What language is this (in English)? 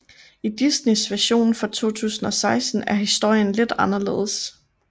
Danish